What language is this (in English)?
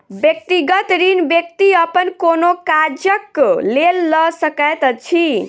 Maithili